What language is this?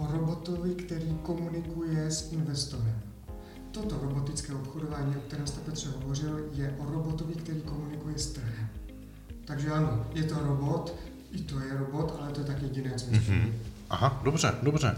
Czech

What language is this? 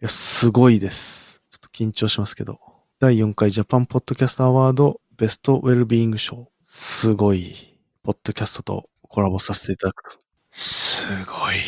Japanese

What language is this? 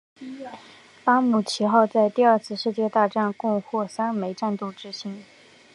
Chinese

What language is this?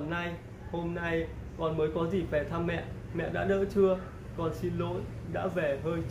Vietnamese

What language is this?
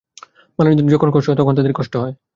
Bangla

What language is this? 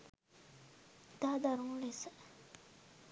Sinhala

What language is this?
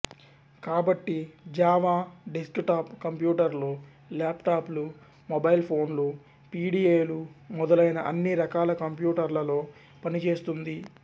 Telugu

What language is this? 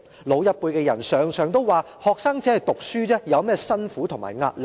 Cantonese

